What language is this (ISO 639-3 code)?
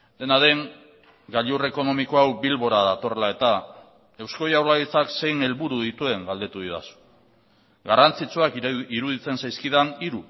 eus